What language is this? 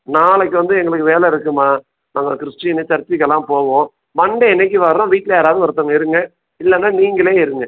Tamil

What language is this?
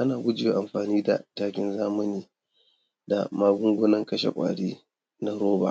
Hausa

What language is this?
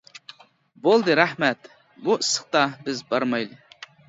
Uyghur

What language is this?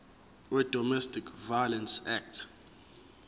Zulu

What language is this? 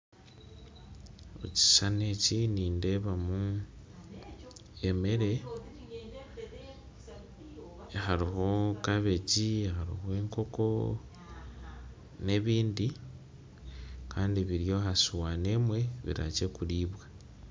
Nyankole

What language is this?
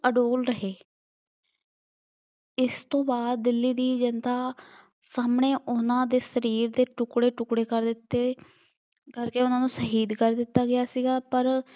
Punjabi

